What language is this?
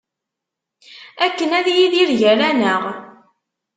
Kabyle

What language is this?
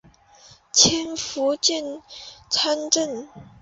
Chinese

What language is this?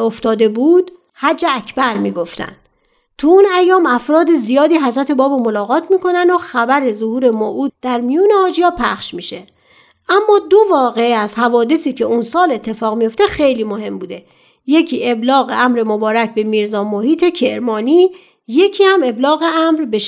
Persian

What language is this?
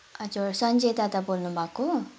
Nepali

